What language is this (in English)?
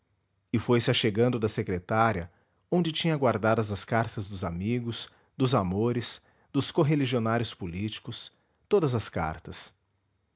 Portuguese